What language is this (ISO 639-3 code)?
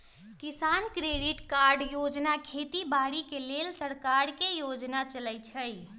mag